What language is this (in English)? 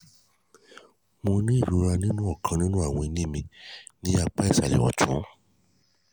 Yoruba